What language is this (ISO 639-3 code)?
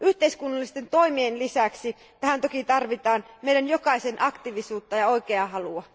fin